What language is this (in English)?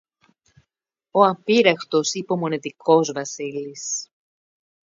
Greek